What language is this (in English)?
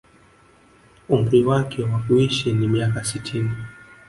Swahili